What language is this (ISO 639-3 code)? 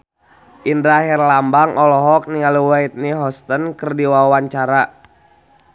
sun